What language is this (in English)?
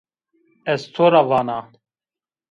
Zaza